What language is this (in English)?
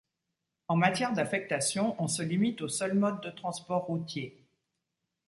French